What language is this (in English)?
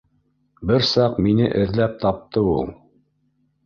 Bashkir